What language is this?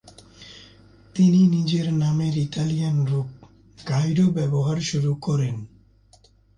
Bangla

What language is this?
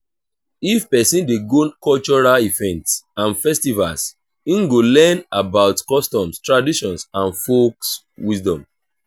Nigerian Pidgin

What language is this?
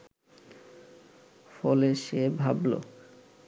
Bangla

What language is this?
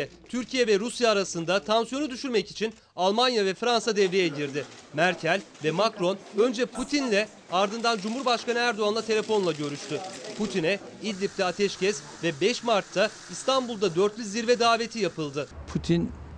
Turkish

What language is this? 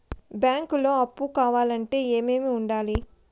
Telugu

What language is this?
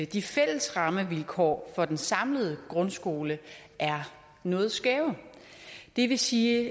Danish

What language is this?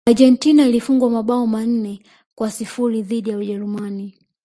Swahili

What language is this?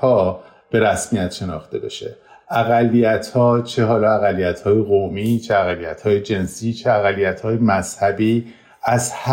Persian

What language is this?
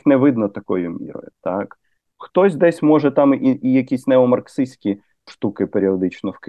Ukrainian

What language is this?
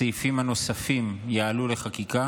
Hebrew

